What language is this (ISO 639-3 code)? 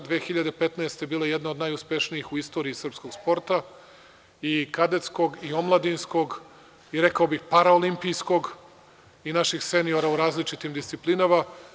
srp